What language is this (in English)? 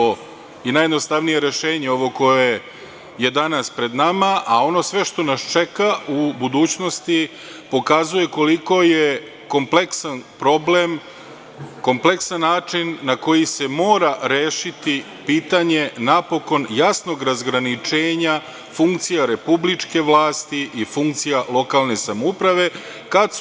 Serbian